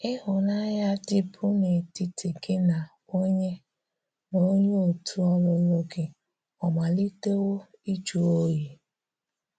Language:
Igbo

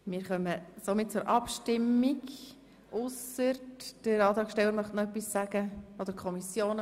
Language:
Swiss German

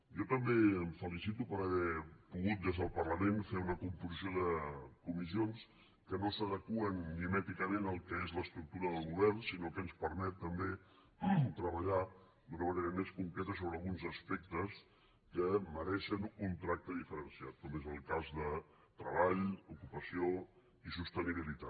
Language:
Catalan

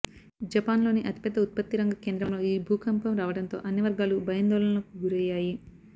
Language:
Telugu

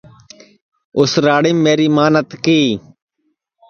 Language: Sansi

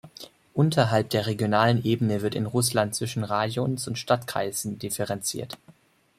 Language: German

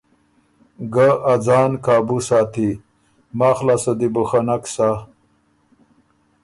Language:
Ormuri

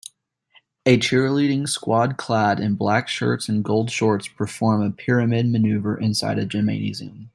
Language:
English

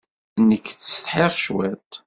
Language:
Kabyle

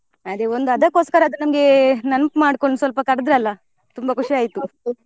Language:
Kannada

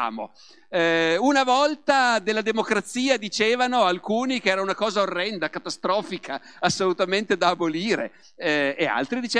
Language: Italian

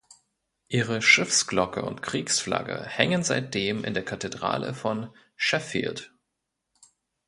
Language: German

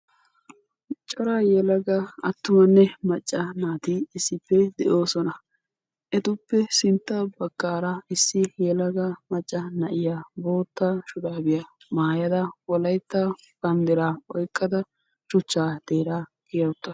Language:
Wolaytta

